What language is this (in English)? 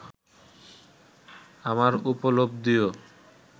Bangla